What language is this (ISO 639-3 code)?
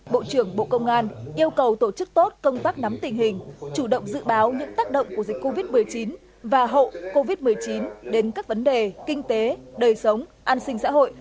vie